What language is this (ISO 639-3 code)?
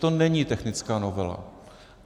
ces